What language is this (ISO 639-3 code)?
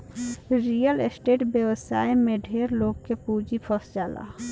bho